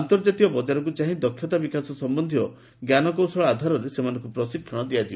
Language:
Odia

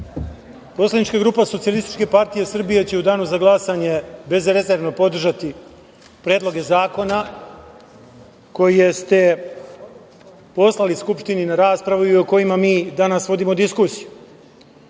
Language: Serbian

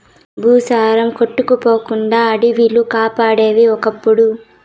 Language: Telugu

